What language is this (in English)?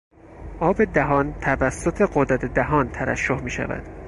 Persian